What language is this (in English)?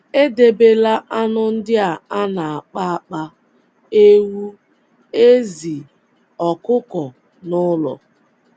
Igbo